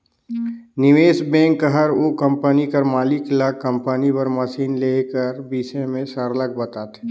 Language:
Chhattisgarhi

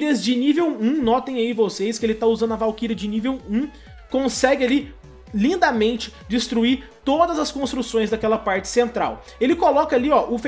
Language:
Portuguese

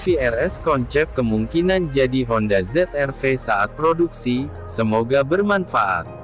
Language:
Indonesian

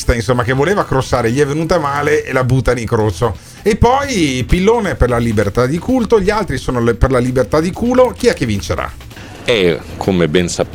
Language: Italian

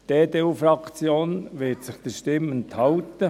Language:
Swiss German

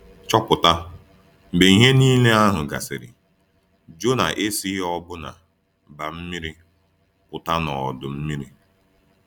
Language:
Igbo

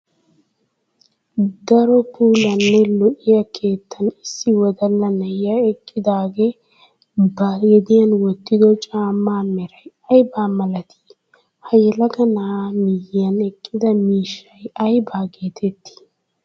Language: Wolaytta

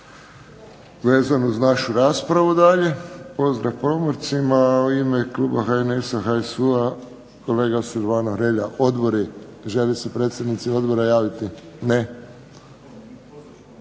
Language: Croatian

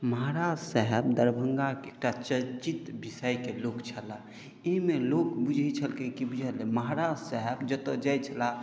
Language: Maithili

